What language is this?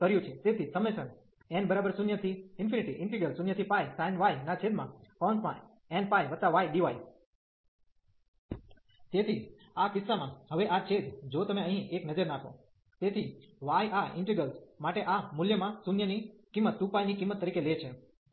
Gujarati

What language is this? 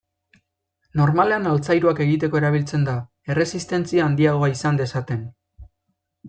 Basque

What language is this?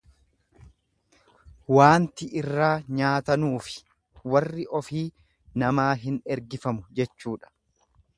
Oromo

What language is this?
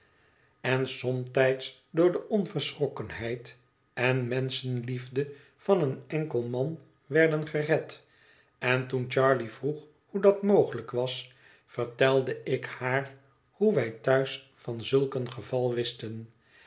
Dutch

